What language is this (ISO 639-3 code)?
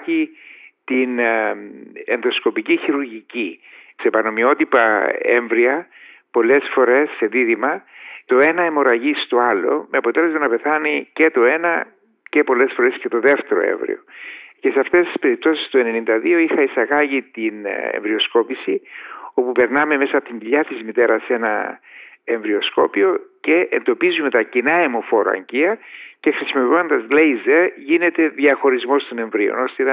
ell